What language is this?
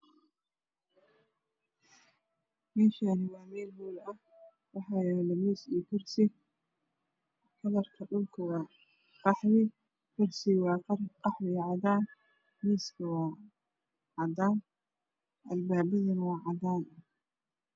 Somali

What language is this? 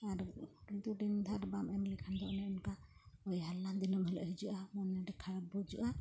Santali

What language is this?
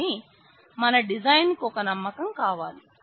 Telugu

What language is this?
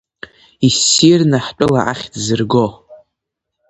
Abkhazian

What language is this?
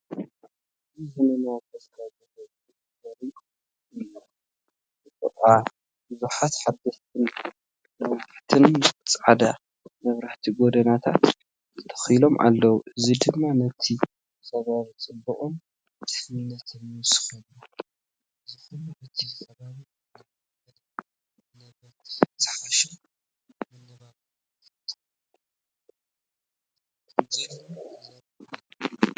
Tigrinya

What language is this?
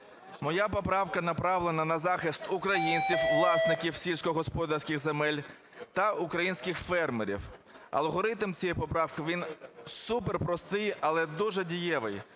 Ukrainian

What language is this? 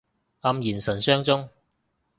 Cantonese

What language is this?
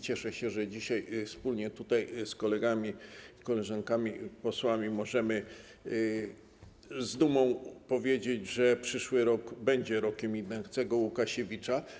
Polish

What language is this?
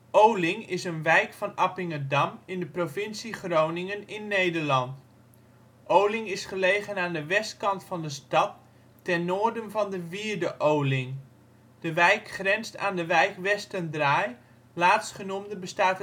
Dutch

